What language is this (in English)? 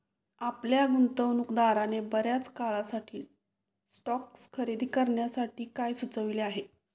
Marathi